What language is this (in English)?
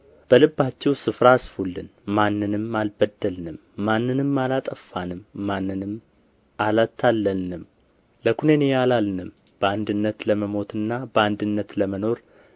Amharic